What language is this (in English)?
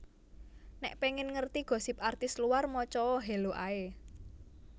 Javanese